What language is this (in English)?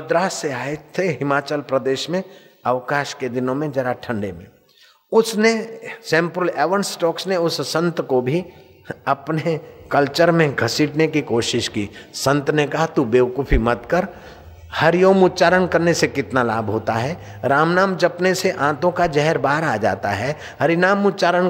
Hindi